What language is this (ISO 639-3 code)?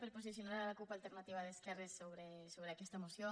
cat